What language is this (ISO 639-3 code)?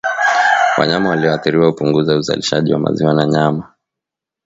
swa